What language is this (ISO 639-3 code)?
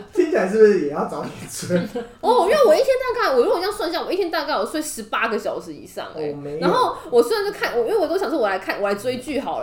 zho